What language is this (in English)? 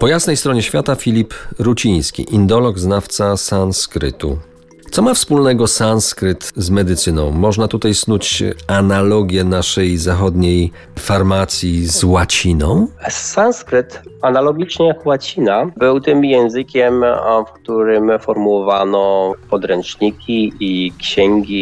Polish